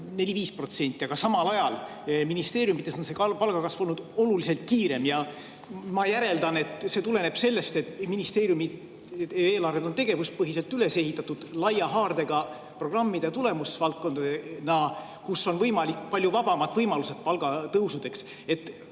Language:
Estonian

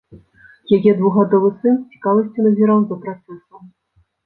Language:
Belarusian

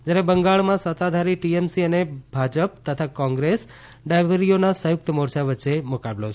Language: Gujarati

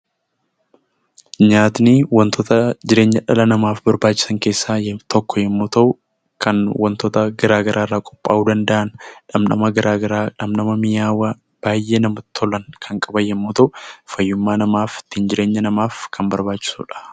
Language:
Oromo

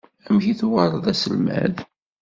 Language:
Kabyle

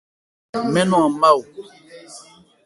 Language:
Ebrié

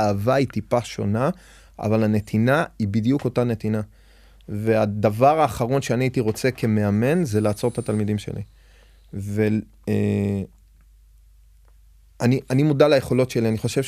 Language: Hebrew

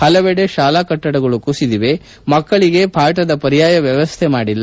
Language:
Kannada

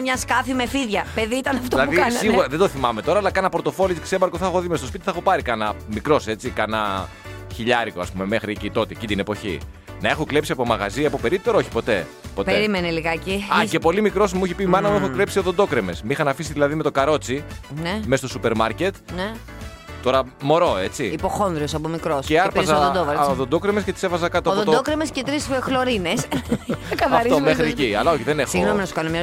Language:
Greek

